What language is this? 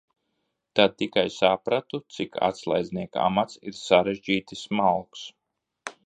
Latvian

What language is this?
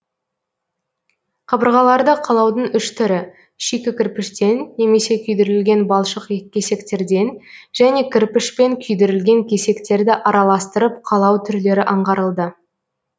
Kazakh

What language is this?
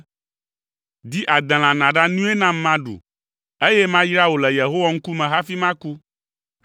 Ewe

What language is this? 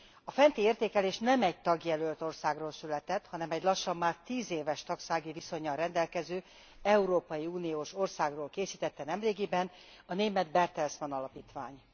Hungarian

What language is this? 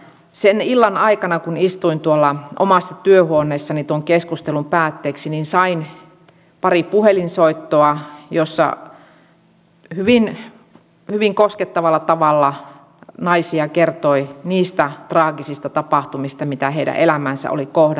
Finnish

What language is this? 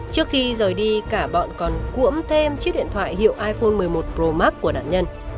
Vietnamese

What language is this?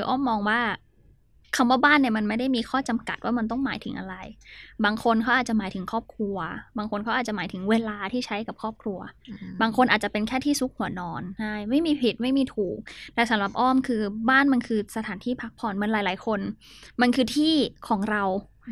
Thai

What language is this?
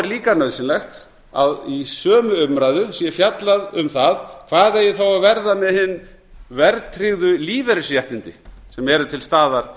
Icelandic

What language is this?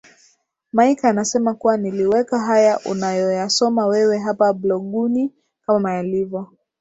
Swahili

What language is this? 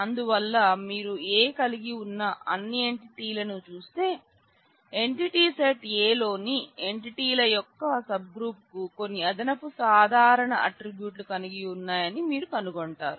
Telugu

